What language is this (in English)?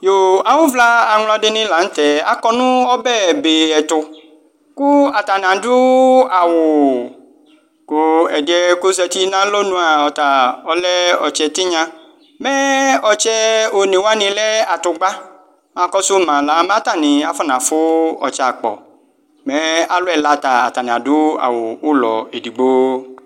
Ikposo